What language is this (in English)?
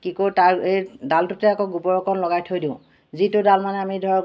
Assamese